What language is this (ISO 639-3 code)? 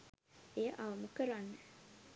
sin